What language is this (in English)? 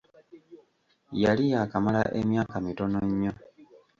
Ganda